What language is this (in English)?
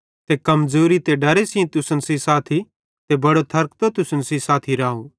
Bhadrawahi